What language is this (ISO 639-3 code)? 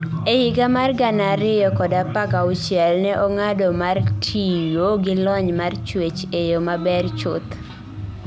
luo